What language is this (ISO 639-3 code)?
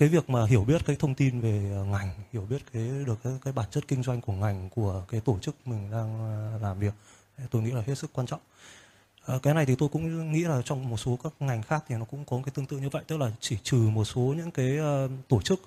vie